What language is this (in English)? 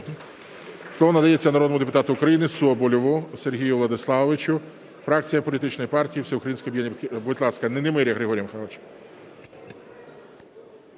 Ukrainian